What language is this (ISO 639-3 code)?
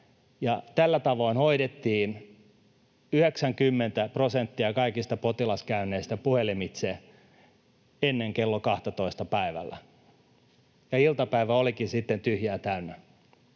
fin